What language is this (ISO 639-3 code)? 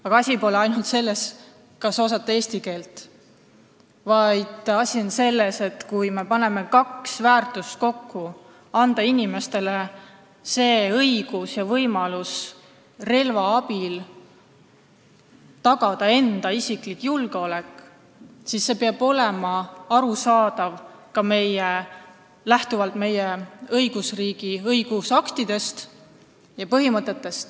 est